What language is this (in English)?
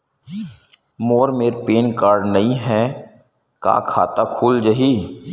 Chhattisgarhi